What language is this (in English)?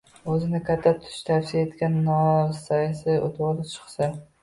Uzbek